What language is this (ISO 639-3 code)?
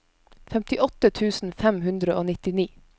nor